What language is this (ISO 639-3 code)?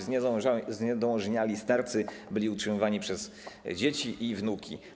pol